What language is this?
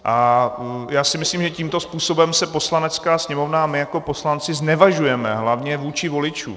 Czech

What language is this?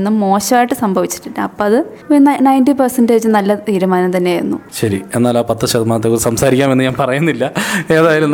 Malayalam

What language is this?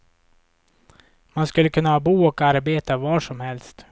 Swedish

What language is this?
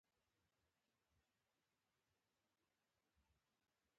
Pashto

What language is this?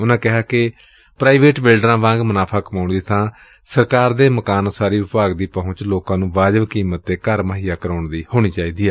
Punjabi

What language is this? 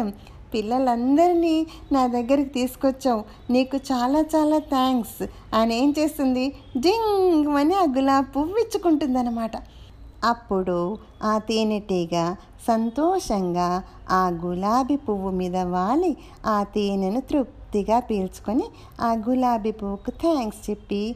Telugu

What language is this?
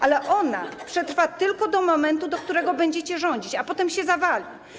Polish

